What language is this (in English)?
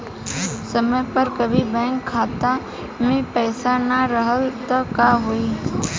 Bhojpuri